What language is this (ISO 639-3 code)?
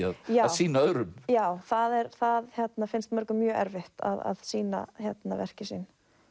isl